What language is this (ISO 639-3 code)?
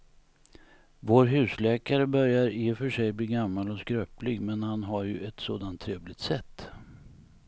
swe